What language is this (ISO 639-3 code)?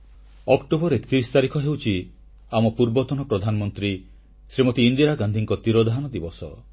ori